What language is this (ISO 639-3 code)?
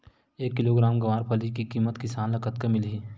hne